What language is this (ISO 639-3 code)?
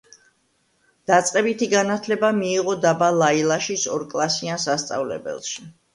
kat